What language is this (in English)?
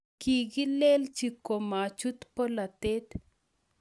Kalenjin